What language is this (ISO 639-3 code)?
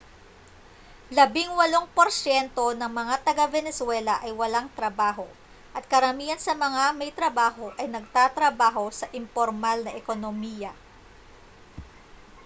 fil